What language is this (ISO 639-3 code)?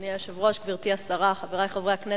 heb